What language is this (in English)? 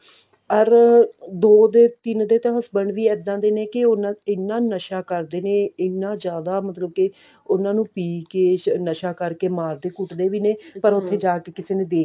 Punjabi